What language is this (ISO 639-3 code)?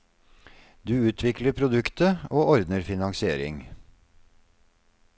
nor